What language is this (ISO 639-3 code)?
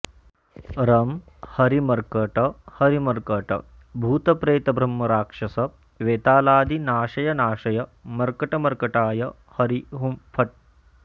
san